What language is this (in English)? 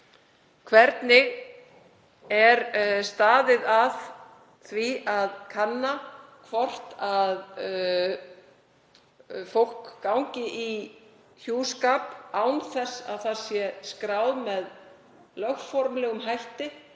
Icelandic